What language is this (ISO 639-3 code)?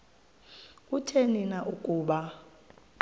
xho